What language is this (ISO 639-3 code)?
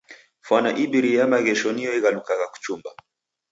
dav